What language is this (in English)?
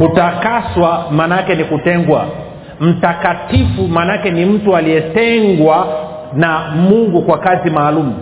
Swahili